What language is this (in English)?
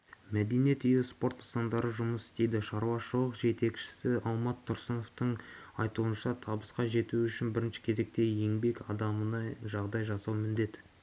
Kazakh